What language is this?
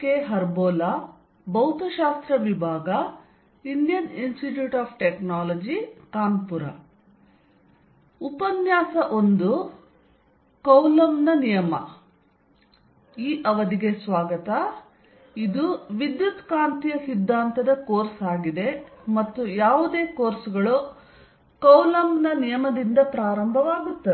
Kannada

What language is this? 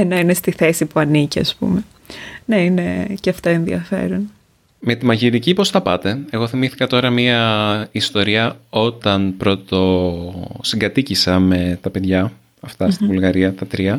Greek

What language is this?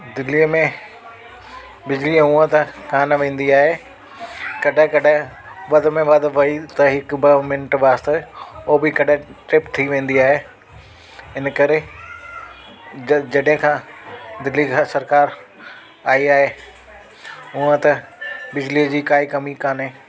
Sindhi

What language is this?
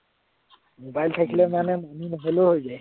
Assamese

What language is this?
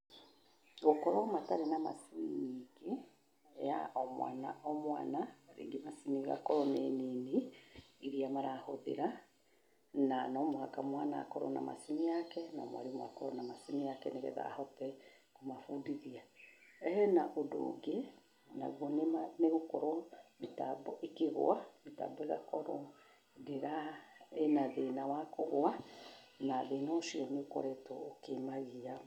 Kikuyu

